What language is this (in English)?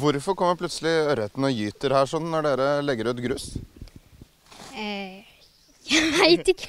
Norwegian